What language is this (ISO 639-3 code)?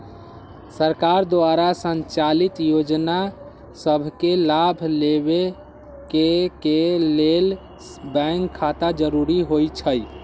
mag